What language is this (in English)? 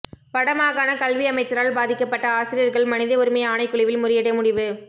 Tamil